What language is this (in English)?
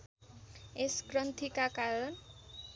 Nepali